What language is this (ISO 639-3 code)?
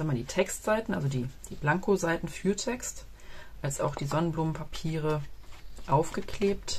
deu